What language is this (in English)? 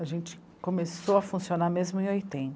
Portuguese